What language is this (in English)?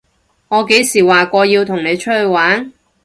Cantonese